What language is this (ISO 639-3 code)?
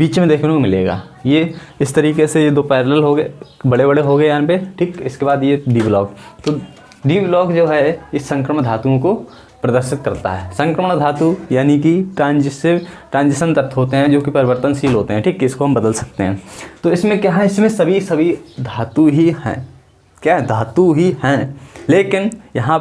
hin